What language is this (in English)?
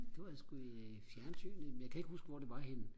Danish